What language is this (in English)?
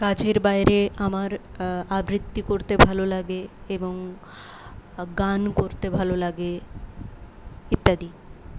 Bangla